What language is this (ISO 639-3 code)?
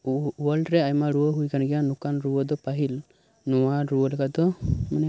sat